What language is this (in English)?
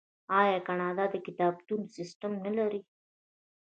Pashto